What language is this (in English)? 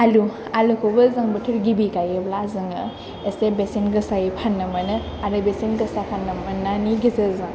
Bodo